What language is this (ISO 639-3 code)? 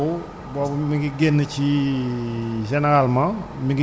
wol